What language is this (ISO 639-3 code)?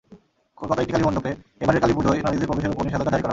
ben